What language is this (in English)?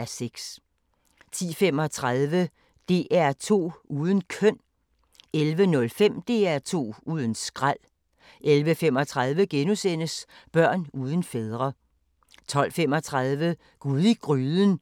Danish